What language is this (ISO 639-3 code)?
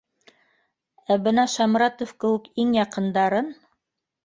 bak